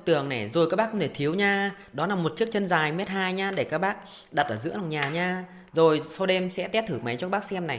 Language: Vietnamese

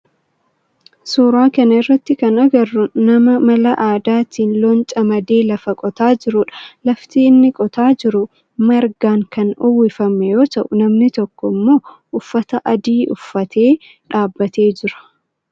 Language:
Oromo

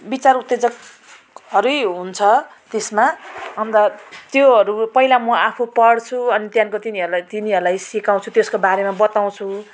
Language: Nepali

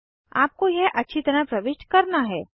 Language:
Hindi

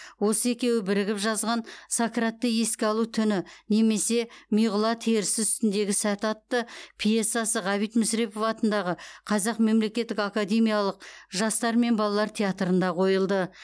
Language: Kazakh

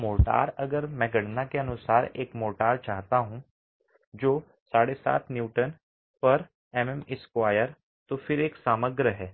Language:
Hindi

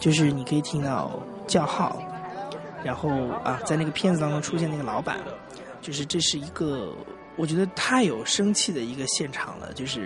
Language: Chinese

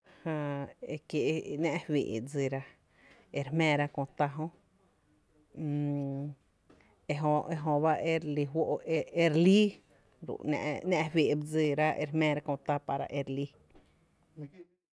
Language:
Tepinapa Chinantec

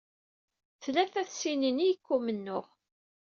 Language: Kabyle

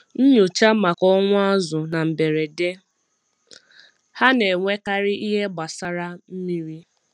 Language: Igbo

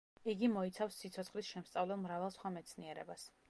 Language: Georgian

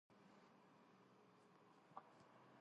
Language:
Georgian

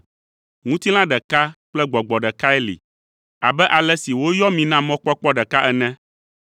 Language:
Ewe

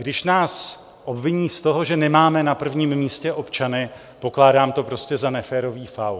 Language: Czech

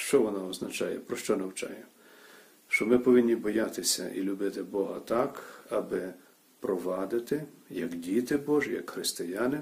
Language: Ukrainian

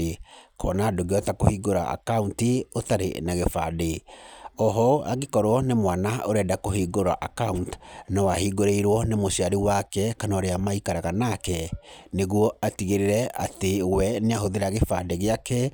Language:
Kikuyu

